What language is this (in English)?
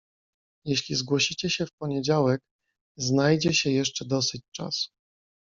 Polish